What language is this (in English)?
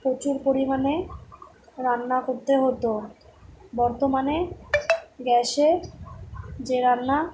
Bangla